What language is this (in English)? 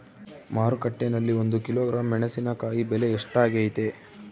Kannada